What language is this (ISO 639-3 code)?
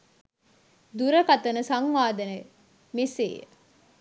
sin